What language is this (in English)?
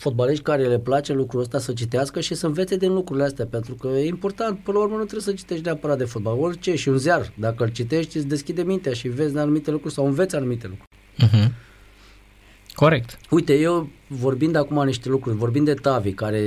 Romanian